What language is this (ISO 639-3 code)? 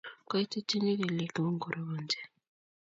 kln